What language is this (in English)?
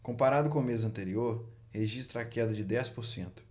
Portuguese